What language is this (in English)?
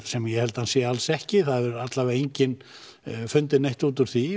Icelandic